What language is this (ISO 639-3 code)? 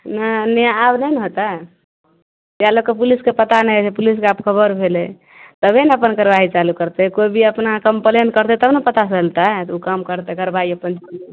mai